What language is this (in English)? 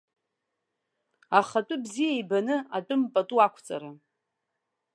Abkhazian